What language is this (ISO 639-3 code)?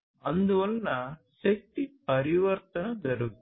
tel